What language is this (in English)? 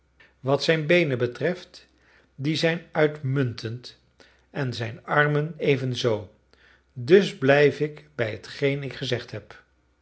Dutch